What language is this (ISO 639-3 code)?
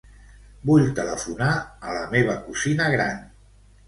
cat